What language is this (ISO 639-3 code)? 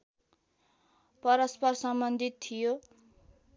nep